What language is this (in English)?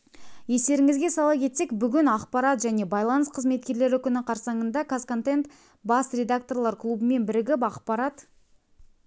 Kazakh